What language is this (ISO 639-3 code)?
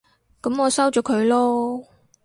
yue